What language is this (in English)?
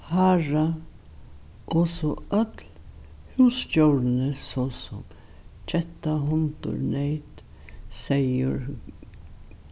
Faroese